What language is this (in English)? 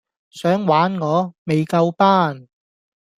Cantonese